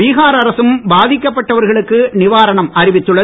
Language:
Tamil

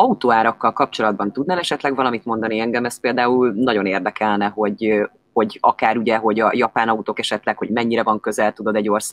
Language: Hungarian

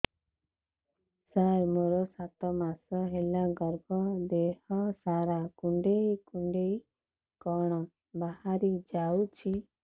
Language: Odia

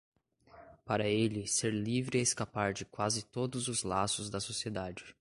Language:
Portuguese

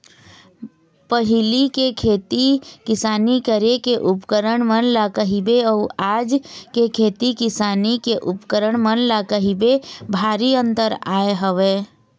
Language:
Chhattisgarhi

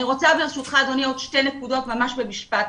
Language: Hebrew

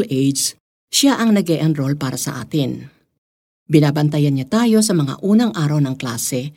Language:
Filipino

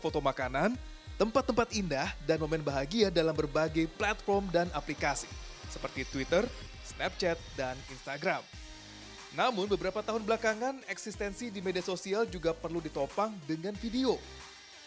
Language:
Indonesian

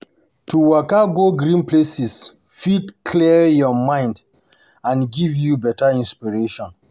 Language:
Nigerian Pidgin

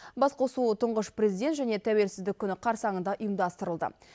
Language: Kazakh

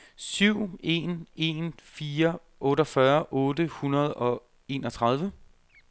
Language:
Danish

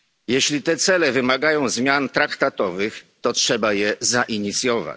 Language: Polish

